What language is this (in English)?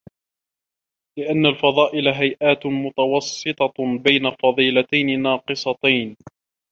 Arabic